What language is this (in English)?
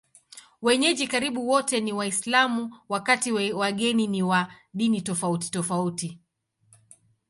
Swahili